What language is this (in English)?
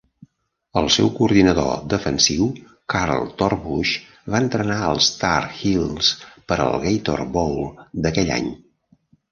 Catalan